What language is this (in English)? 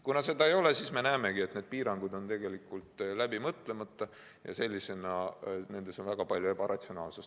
Estonian